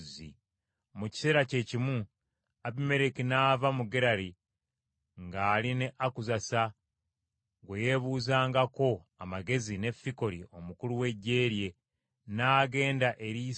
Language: Ganda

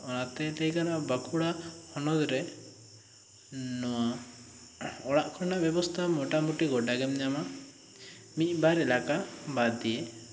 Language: Santali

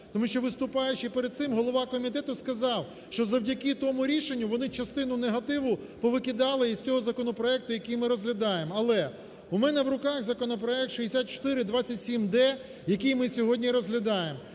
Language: Ukrainian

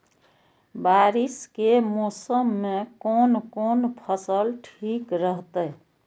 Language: Maithili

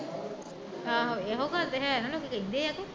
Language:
Punjabi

